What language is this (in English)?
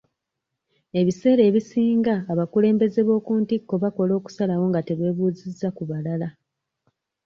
Ganda